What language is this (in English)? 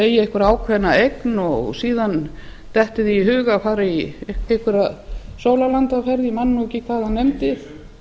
Icelandic